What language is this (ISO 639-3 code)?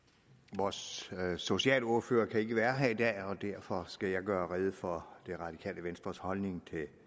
dan